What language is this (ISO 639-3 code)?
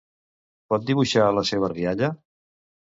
cat